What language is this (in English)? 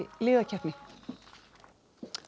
Icelandic